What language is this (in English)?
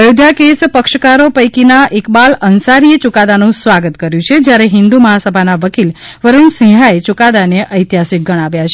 Gujarati